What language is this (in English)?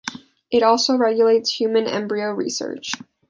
English